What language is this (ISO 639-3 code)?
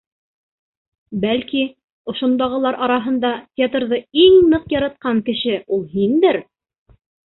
bak